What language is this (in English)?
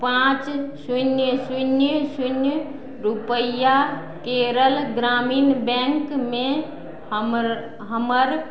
Maithili